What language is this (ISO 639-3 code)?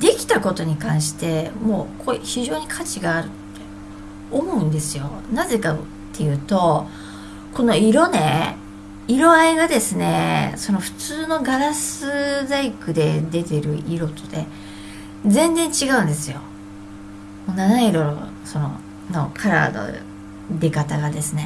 jpn